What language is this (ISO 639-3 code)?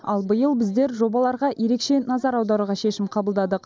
kaz